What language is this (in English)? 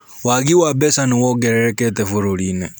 Kikuyu